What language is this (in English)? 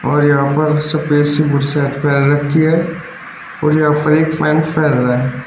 Hindi